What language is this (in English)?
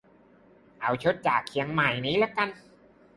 Thai